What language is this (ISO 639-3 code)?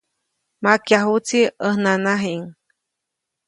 zoc